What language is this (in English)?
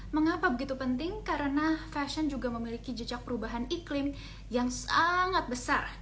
Indonesian